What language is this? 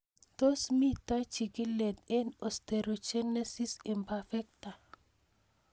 Kalenjin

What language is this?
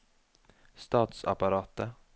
Norwegian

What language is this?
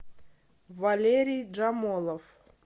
Russian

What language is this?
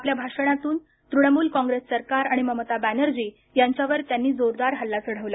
Marathi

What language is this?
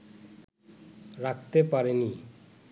Bangla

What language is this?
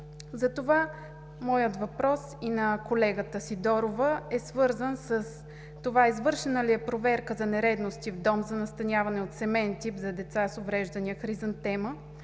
Bulgarian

